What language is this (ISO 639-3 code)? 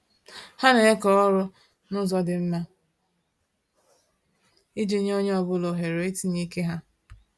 ibo